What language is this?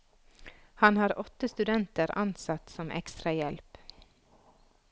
Norwegian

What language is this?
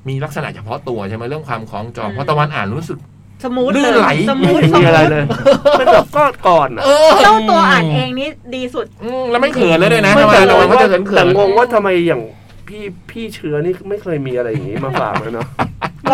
Thai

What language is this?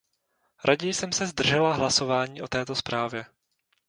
Czech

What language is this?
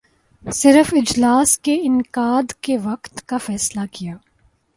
Urdu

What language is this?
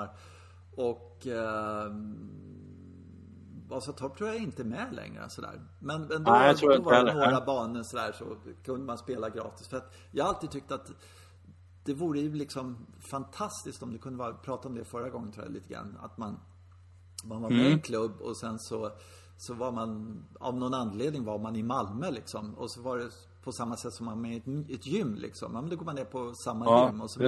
Swedish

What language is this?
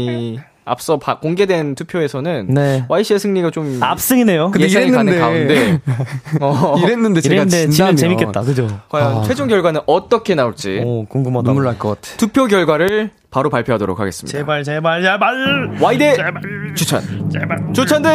Korean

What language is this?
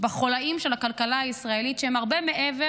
Hebrew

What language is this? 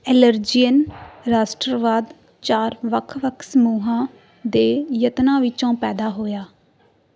Punjabi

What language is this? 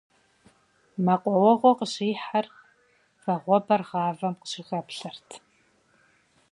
Kabardian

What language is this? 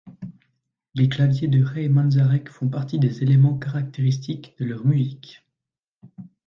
French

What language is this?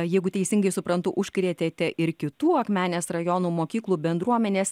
Lithuanian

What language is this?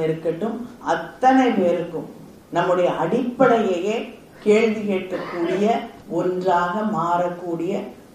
Tamil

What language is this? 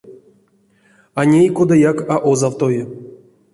Erzya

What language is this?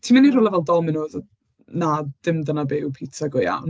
Welsh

